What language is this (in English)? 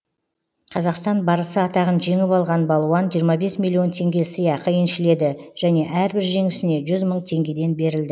Kazakh